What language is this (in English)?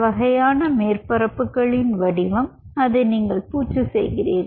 Tamil